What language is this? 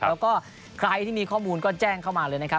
Thai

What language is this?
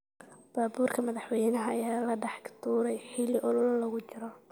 Somali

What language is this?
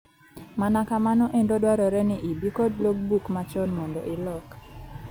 Luo (Kenya and Tanzania)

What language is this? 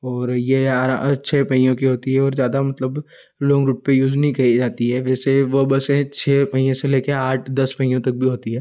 Hindi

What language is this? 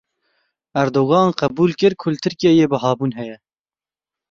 Kurdish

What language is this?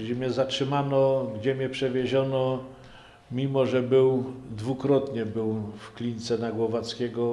Polish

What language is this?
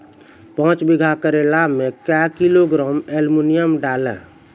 Maithili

